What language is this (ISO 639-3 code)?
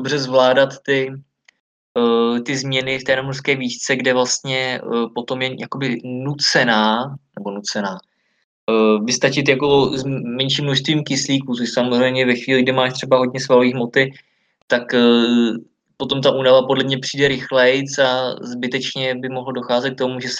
ces